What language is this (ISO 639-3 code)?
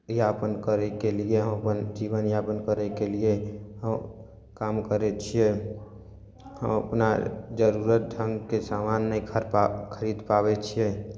mai